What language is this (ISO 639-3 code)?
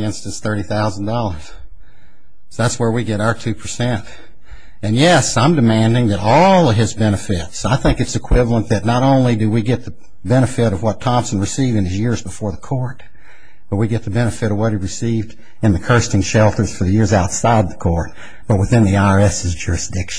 eng